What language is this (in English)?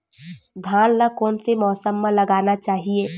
Chhattisgarhi